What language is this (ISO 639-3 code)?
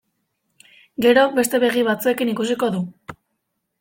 eus